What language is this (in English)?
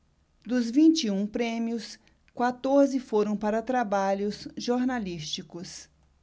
Portuguese